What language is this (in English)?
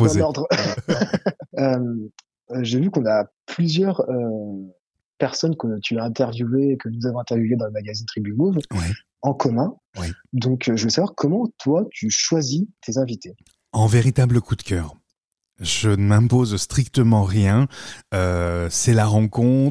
French